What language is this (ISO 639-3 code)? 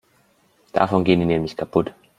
deu